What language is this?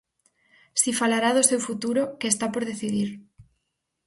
Galician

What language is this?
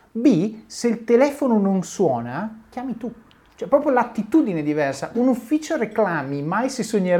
Italian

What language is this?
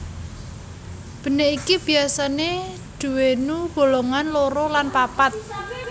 Javanese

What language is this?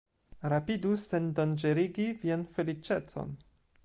Esperanto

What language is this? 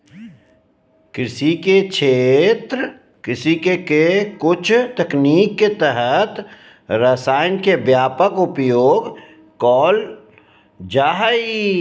Magahi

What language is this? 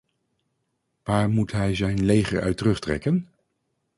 Dutch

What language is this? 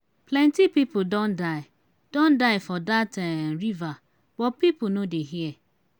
Nigerian Pidgin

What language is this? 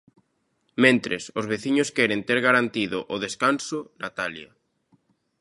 Galician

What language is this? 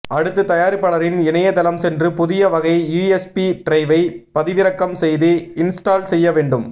Tamil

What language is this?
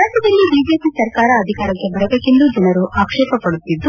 Kannada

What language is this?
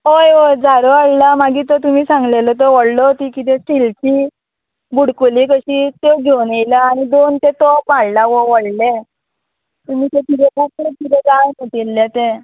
Konkani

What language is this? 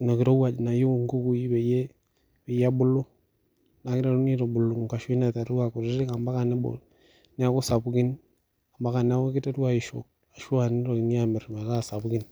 Masai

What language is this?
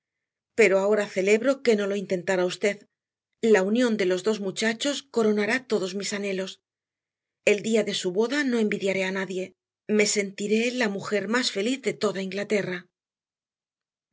Spanish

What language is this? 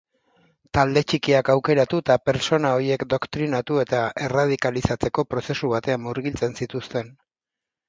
Basque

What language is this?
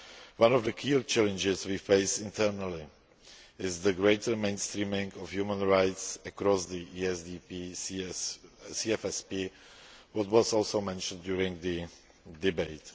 English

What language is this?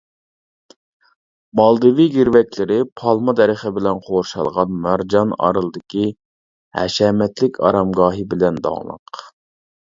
Uyghur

